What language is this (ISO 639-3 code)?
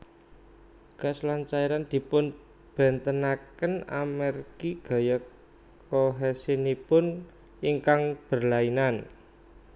jav